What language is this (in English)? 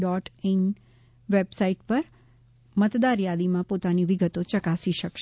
Gujarati